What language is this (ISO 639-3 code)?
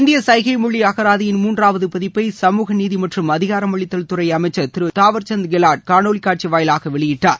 tam